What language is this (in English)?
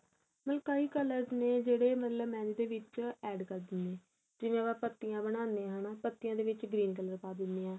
Punjabi